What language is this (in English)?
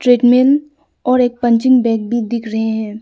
Hindi